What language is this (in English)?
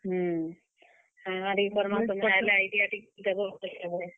Odia